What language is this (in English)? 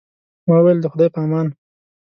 Pashto